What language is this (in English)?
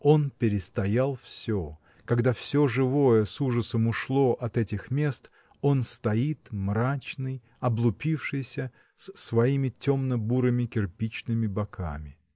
Russian